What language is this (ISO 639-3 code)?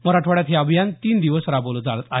mar